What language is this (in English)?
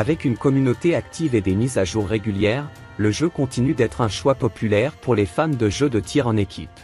French